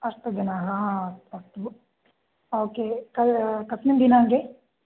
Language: Sanskrit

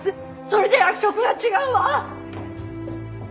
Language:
Japanese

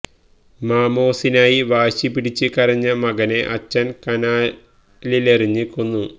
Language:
Malayalam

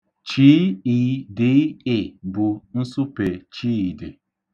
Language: Igbo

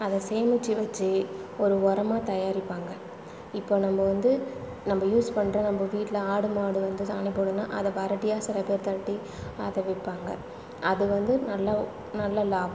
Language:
Tamil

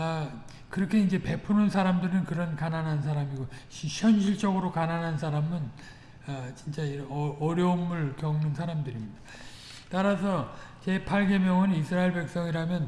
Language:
Korean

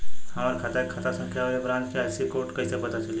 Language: Bhojpuri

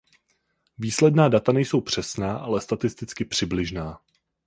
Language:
Czech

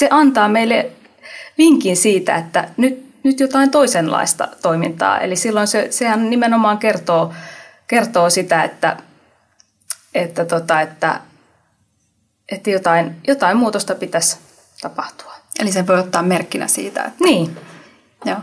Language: Finnish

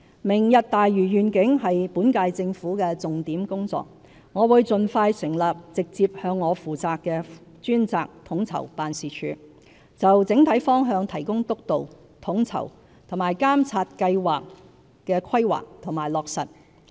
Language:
Cantonese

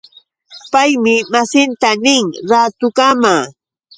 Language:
Yauyos Quechua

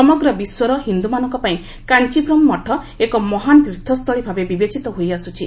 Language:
Odia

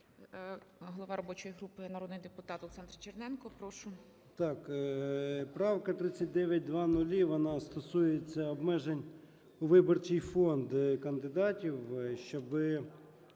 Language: Ukrainian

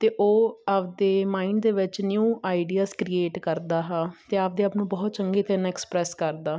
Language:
Punjabi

